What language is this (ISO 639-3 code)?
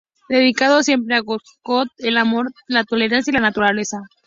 spa